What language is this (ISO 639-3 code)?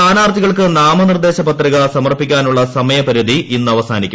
mal